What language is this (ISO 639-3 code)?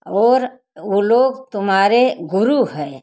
hin